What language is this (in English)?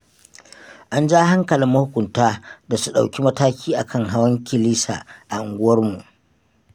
Hausa